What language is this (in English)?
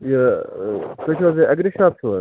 Kashmiri